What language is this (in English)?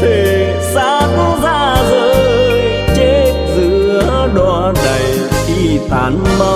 Vietnamese